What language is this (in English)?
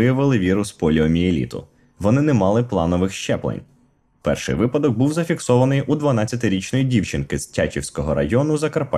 Ukrainian